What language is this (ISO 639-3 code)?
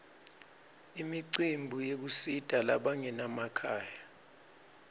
ssw